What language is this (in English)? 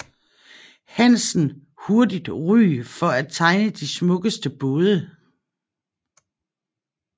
Danish